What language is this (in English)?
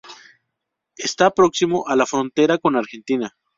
Spanish